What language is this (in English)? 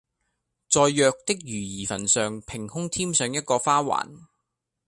Cantonese